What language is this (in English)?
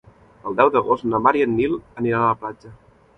Catalan